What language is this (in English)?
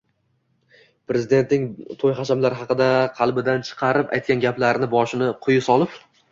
Uzbek